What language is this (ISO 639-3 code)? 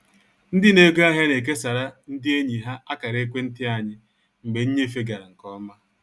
ibo